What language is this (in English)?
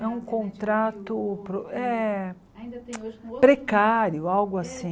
Portuguese